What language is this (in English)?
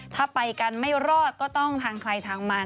Thai